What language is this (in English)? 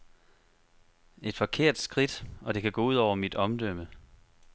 Danish